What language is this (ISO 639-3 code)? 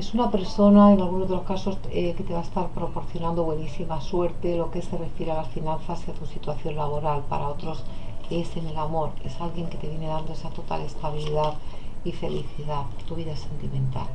spa